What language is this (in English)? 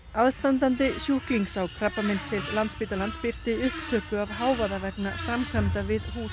Icelandic